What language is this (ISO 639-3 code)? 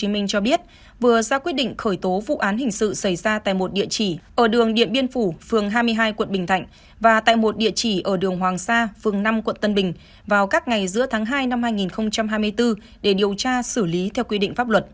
vie